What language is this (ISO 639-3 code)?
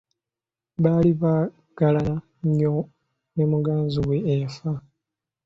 lug